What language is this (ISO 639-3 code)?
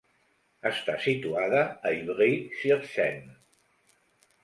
cat